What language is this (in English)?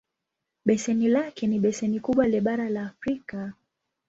Swahili